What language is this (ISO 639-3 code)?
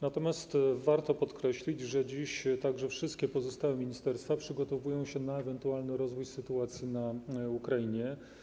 pol